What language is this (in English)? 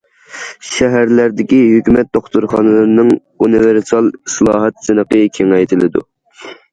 Uyghur